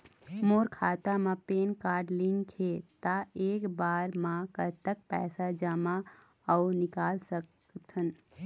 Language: Chhattisgarhi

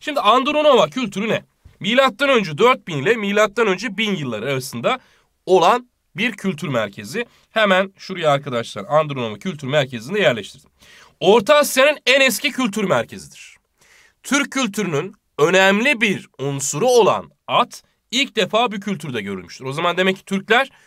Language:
Turkish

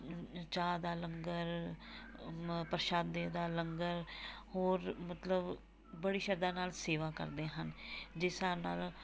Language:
Punjabi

